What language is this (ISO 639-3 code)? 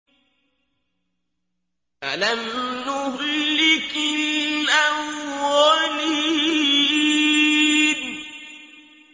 ara